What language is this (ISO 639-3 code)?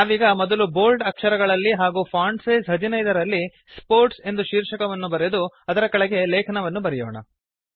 kan